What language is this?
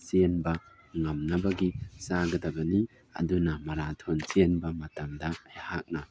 Manipuri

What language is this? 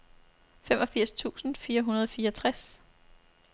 Danish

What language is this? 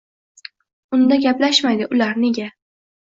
Uzbek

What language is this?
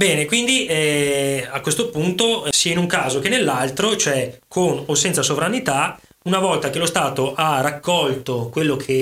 Italian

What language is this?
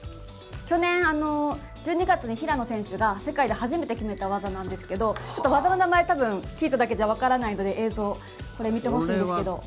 Japanese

